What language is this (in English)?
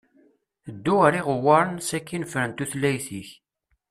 Kabyle